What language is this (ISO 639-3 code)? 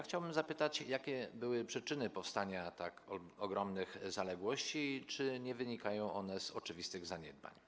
pol